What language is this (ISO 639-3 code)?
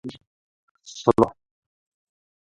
zho